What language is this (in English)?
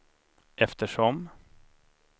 Swedish